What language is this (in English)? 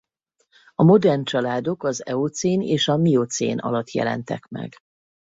Hungarian